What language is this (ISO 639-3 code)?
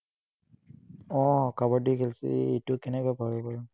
asm